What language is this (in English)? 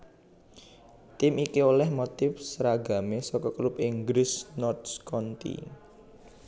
Javanese